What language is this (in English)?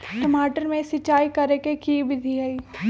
Magahi